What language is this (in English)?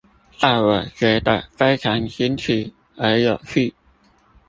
Chinese